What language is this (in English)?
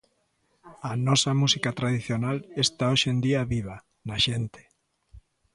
Galician